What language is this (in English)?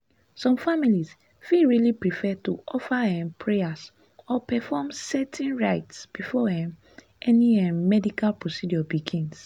Nigerian Pidgin